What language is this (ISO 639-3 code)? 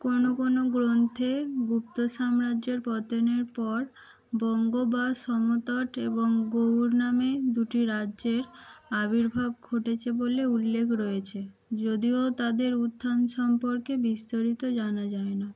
ben